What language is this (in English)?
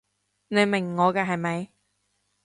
Cantonese